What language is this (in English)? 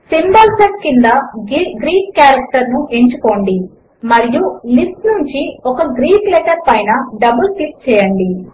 Telugu